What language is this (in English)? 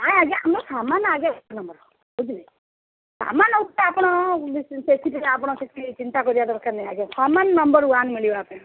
Odia